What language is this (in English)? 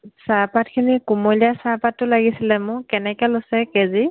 Assamese